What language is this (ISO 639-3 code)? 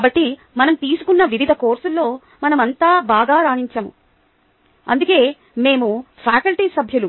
tel